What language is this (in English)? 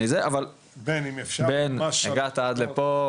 Hebrew